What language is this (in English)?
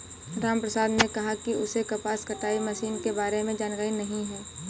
Hindi